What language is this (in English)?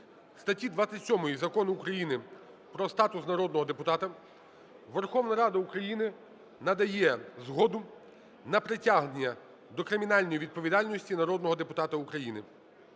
Ukrainian